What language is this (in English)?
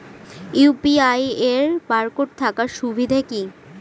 Bangla